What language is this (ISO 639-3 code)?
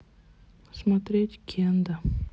rus